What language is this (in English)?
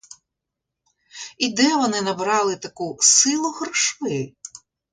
Ukrainian